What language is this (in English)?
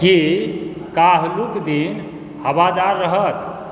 Maithili